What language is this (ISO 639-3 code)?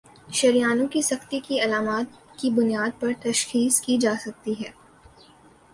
urd